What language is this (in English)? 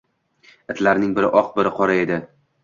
Uzbek